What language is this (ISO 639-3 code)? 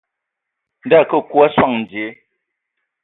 ewo